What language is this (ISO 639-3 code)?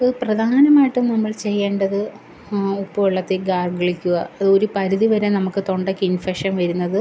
mal